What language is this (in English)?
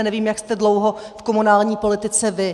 Czech